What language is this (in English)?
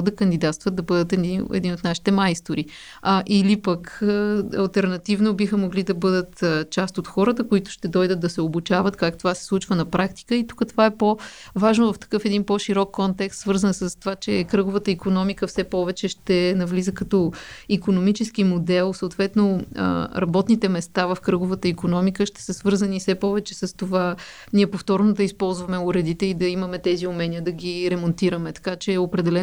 Bulgarian